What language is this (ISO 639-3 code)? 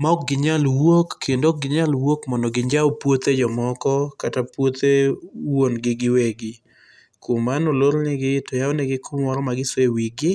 luo